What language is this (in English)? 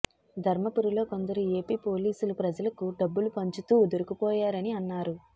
Telugu